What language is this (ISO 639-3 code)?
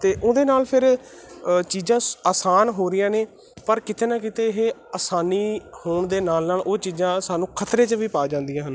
pan